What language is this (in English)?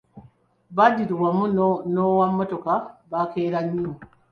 Ganda